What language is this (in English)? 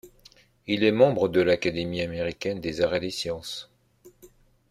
French